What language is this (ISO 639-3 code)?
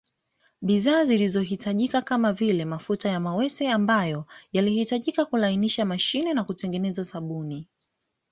swa